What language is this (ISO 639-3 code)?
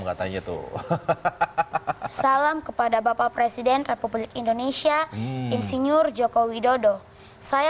ind